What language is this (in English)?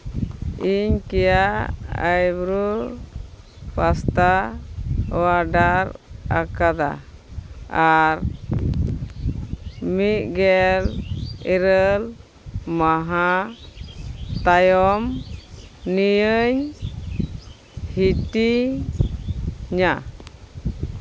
Santali